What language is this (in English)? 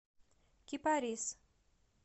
Russian